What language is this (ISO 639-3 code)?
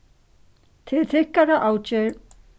fao